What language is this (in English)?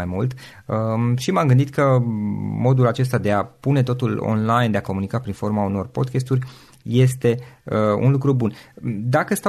Romanian